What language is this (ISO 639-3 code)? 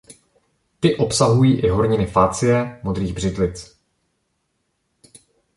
ces